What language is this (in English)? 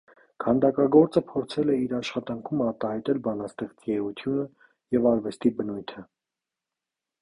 Armenian